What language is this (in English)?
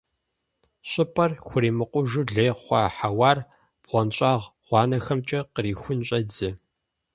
Kabardian